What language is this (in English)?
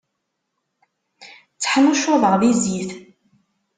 Kabyle